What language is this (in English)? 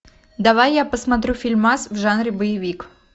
Russian